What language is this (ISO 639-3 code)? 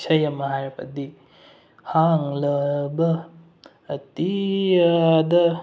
mni